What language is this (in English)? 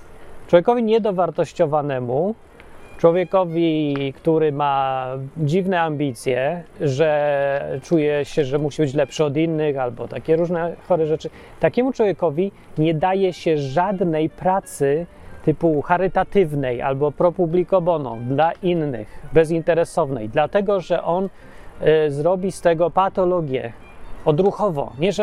Polish